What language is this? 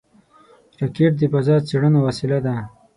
Pashto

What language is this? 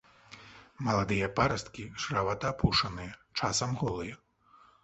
Belarusian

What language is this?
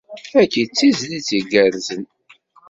Kabyle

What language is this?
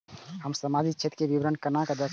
Maithili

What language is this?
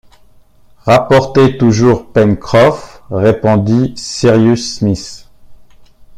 French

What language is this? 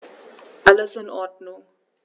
German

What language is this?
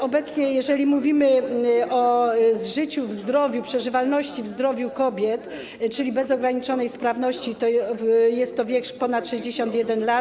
Polish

